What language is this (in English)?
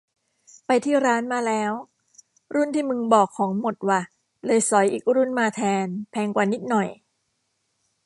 Thai